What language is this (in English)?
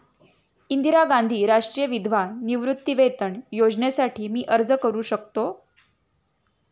Marathi